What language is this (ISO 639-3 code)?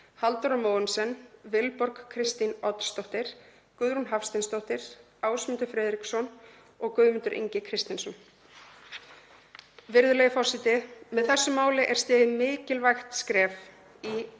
isl